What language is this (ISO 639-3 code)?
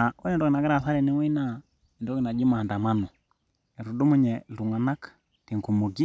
mas